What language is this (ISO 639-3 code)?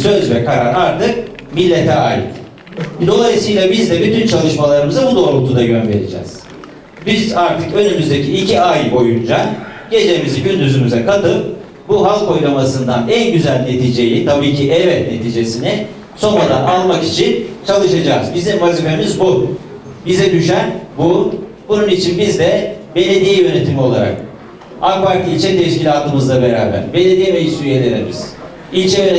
tur